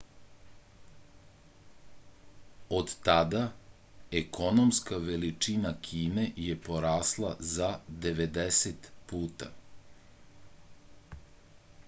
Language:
Serbian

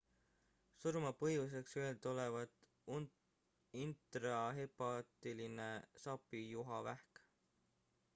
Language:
Estonian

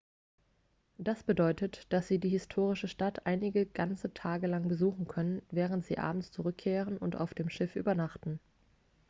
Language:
German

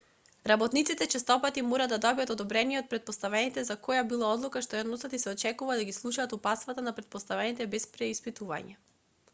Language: Macedonian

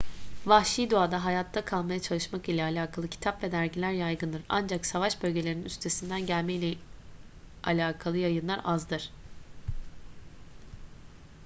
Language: Turkish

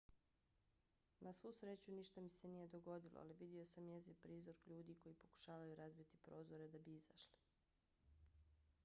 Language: Bosnian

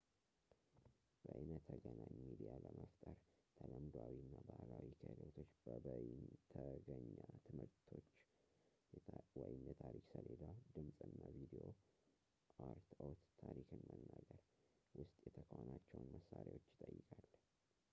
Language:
Amharic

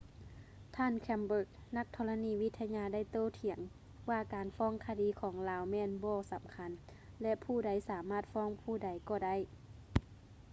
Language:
Lao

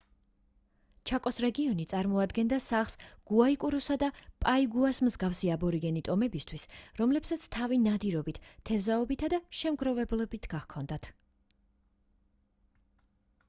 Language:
Georgian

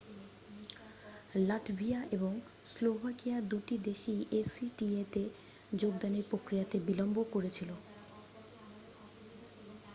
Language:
Bangla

